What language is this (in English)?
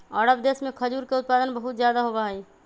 Magahi